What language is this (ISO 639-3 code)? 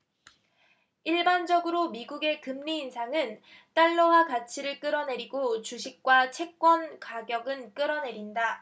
kor